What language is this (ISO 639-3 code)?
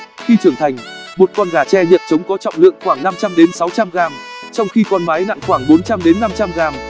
vie